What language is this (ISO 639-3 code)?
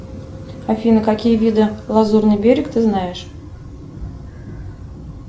rus